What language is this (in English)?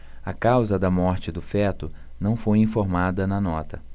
Portuguese